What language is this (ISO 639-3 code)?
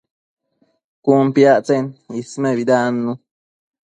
mcf